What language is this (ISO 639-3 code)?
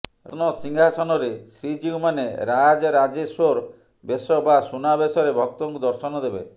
ori